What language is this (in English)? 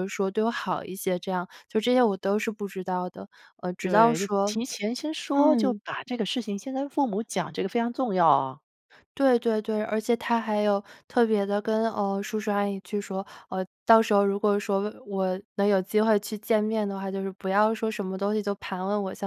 Chinese